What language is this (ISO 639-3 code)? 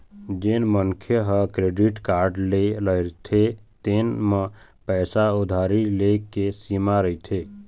hne